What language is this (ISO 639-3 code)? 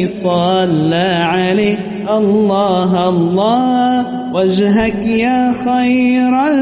ara